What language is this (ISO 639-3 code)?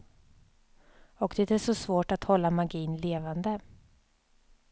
swe